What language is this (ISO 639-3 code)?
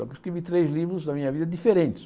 por